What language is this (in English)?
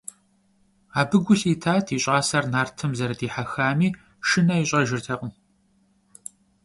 Kabardian